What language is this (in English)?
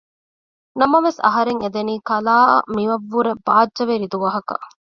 Divehi